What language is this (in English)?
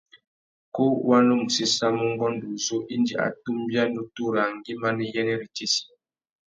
Tuki